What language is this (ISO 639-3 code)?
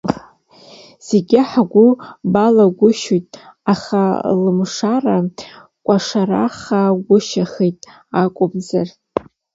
abk